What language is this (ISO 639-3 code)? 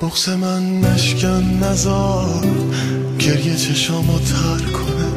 fas